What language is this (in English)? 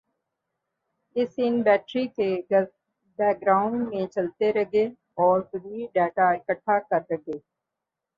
Urdu